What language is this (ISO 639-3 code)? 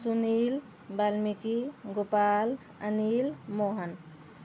mai